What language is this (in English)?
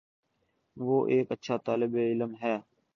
Urdu